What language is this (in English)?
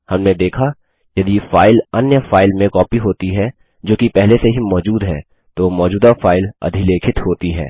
Hindi